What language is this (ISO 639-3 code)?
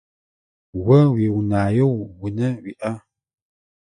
ady